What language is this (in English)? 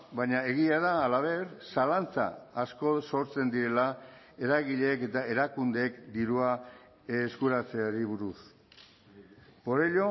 Basque